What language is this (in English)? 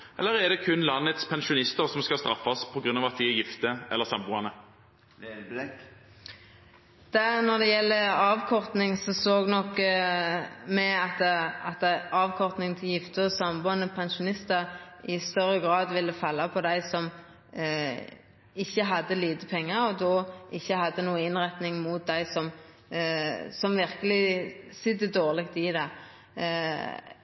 Norwegian